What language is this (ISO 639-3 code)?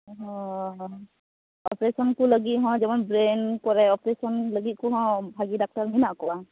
sat